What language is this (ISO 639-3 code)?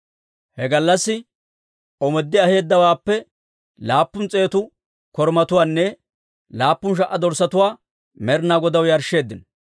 dwr